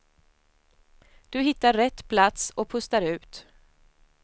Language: Swedish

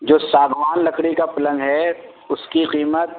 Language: Urdu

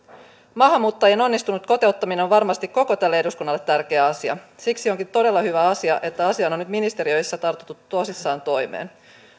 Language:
Finnish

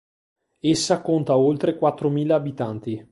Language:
Italian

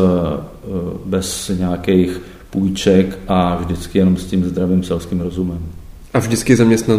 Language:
Czech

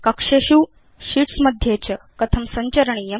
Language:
Sanskrit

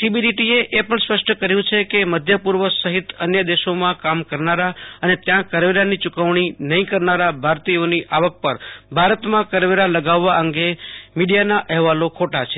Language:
Gujarati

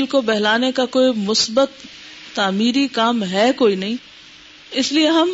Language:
Urdu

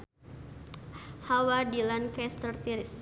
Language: Sundanese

